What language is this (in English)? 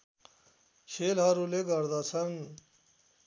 Nepali